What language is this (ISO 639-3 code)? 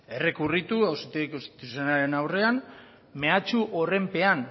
eus